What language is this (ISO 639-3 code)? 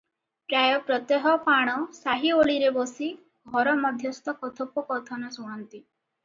ori